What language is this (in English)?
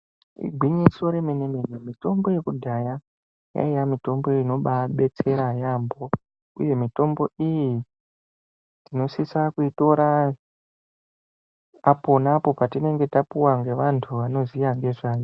Ndau